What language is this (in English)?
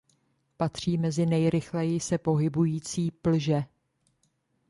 Czech